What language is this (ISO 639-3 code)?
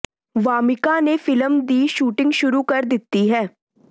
pan